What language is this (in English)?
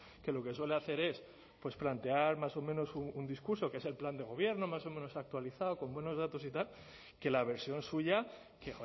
Spanish